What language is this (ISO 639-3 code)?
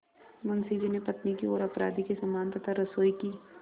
hin